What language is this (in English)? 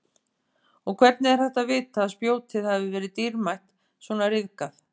Icelandic